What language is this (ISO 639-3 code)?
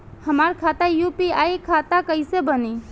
bho